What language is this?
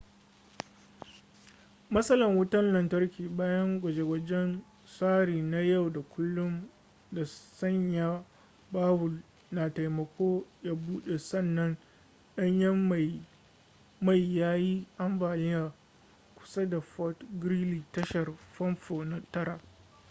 Hausa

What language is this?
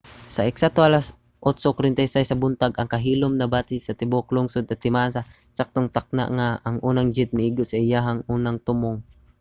Cebuano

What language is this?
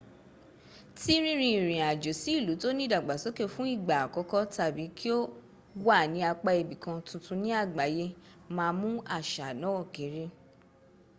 Yoruba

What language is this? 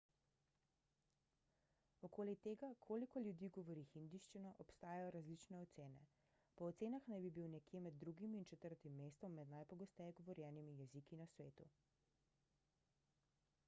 Slovenian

